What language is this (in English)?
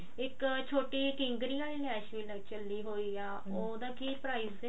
Punjabi